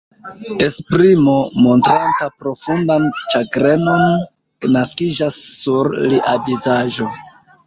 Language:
Esperanto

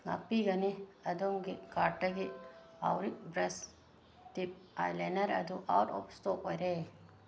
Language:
Manipuri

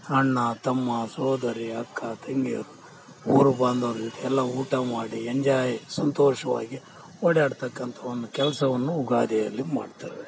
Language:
Kannada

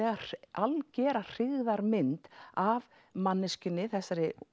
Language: Icelandic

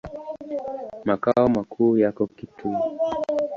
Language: Swahili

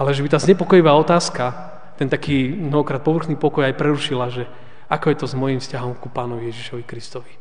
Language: Slovak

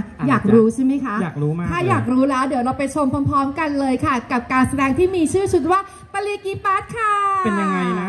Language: Thai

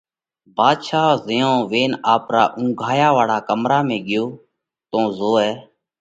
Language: Parkari Koli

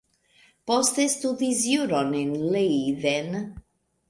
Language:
Esperanto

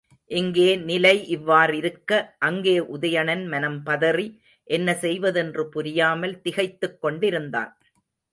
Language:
Tamil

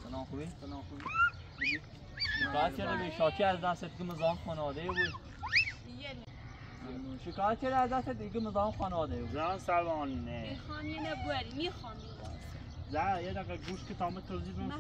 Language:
Persian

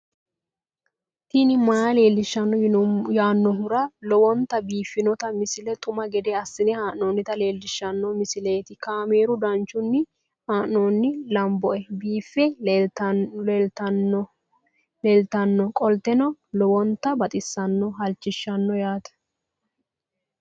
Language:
Sidamo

